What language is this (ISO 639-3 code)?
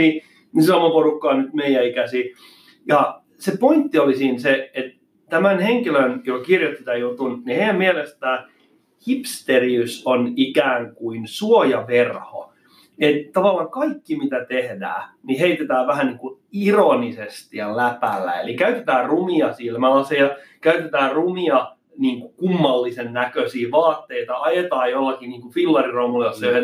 fin